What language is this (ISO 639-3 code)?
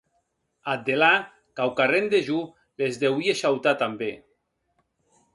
oci